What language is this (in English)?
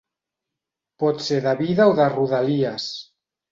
Catalan